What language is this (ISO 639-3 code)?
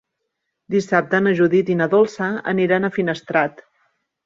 cat